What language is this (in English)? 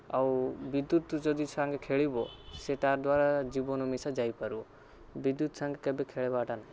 Odia